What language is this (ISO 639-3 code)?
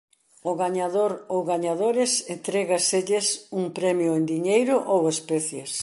glg